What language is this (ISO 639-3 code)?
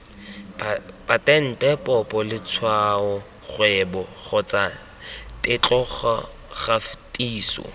tsn